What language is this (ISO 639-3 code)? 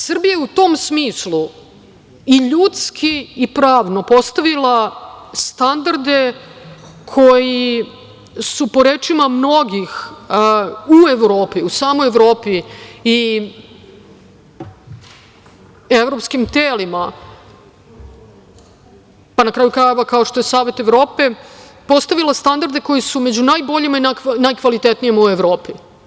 srp